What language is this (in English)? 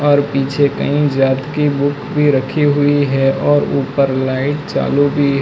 Hindi